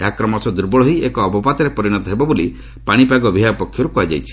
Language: Odia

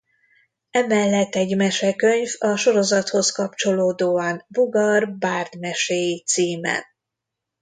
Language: Hungarian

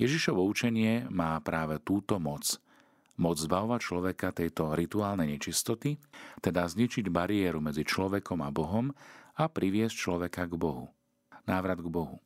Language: Slovak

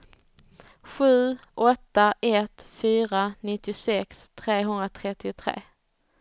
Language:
Swedish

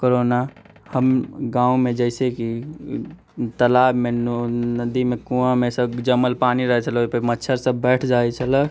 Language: Maithili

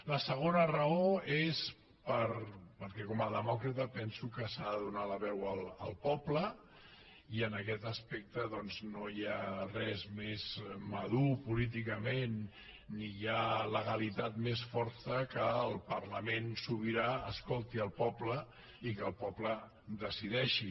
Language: Catalan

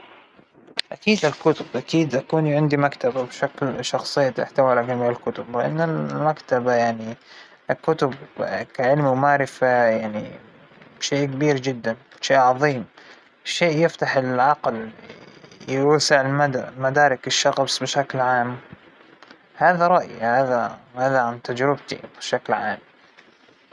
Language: Hijazi Arabic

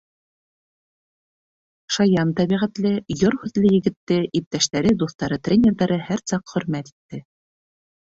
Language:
Bashkir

